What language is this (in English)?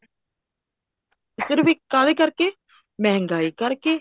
Punjabi